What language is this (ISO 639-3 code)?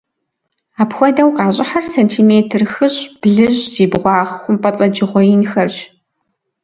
kbd